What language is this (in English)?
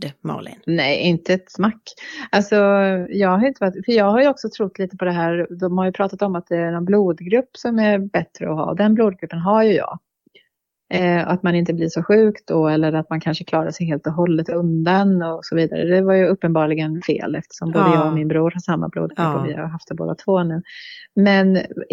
Swedish